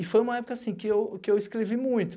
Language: Portuguese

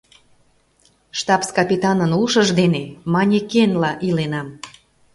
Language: Mari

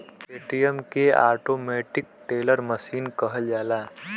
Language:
Bhojpuri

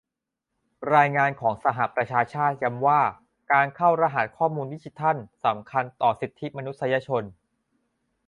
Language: Thai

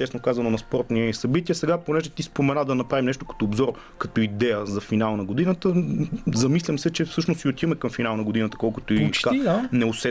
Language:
Bulgarian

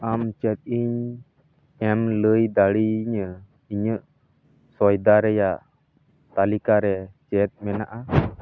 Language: Santali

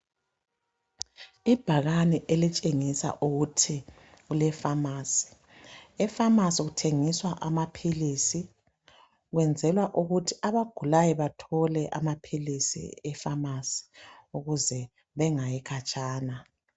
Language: North Ndebele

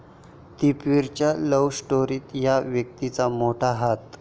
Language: Marathi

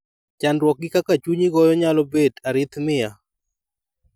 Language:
Luo (Kenya and Tanzania)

